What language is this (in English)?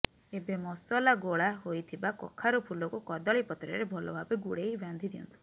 Odia